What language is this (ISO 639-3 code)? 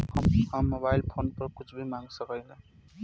bho